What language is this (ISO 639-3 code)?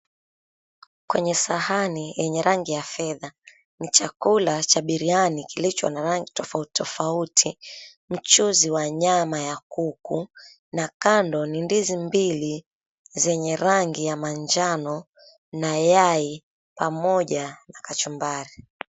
swa